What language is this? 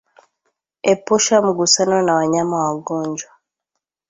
Swahili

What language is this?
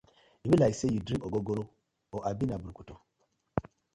Nigerian Pidgin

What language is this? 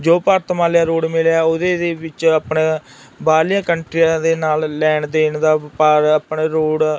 Punjabi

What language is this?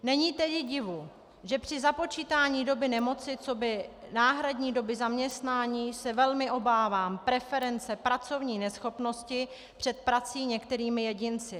Czech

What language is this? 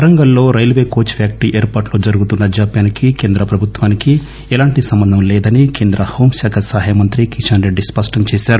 Telugu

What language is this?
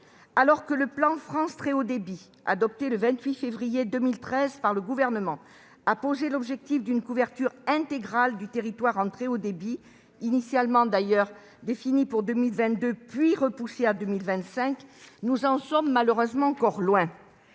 French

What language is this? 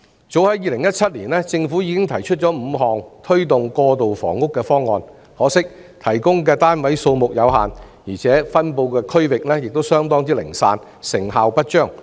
Cantonese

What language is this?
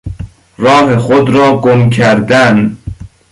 Persian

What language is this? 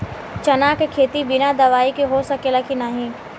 Bhojpuri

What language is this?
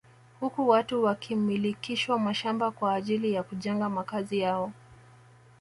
Swahili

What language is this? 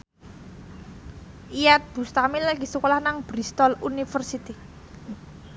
Javanese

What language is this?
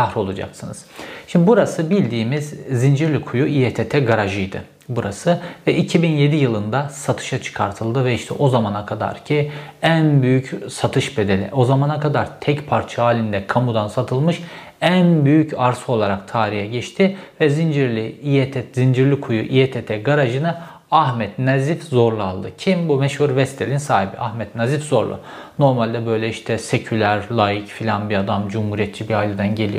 Turkish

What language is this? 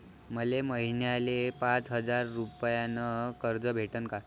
Marathi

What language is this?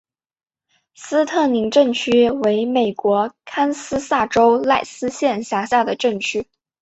Chinese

